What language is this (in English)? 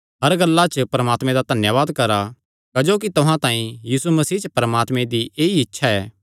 Kangri